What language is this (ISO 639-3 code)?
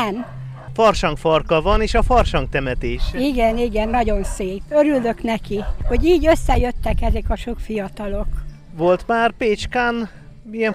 hun